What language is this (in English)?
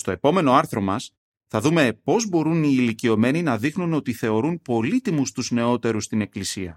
Greek